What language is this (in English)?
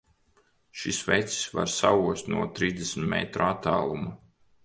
Latvian